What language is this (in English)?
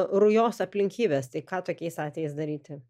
Lithuanian